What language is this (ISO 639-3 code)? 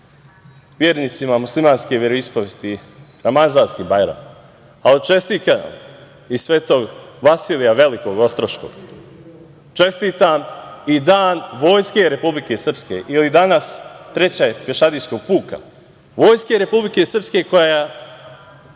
srp